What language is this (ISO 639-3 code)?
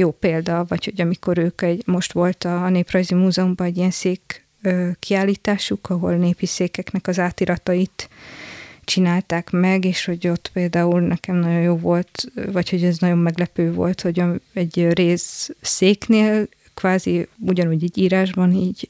hun